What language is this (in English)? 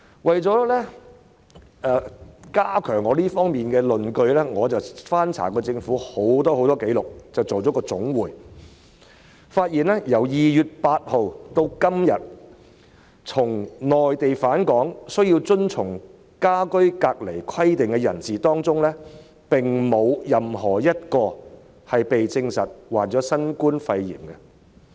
Cantonese